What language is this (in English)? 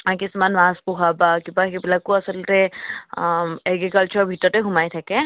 Assamese